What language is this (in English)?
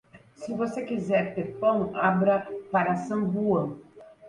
Portuguese